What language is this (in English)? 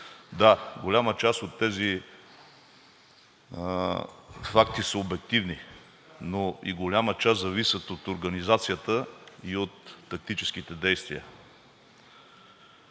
Bulgarian